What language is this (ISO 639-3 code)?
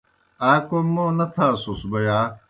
plk